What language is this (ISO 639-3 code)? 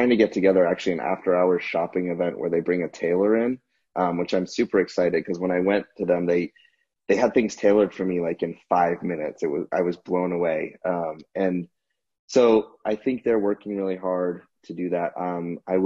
eng